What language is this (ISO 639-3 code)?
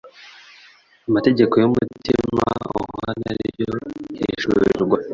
kin